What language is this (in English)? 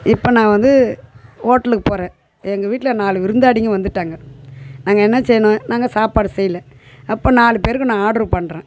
Tamil